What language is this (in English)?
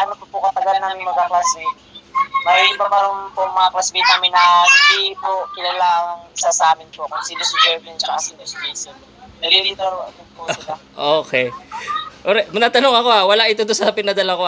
Filipino